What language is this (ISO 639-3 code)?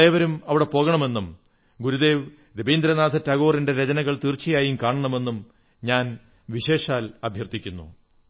mal